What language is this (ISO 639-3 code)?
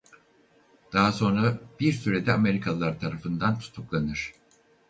tur